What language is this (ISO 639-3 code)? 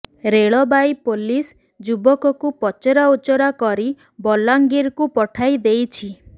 ori